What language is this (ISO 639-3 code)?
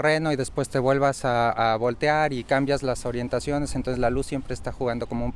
spa